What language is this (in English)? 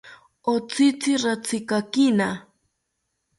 South Ucayali Ashéninka